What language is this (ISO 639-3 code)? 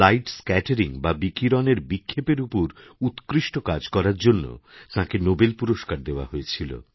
ben